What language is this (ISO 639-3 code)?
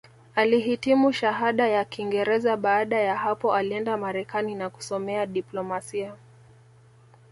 swa